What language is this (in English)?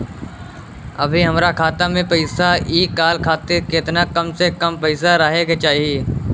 Bhojpuri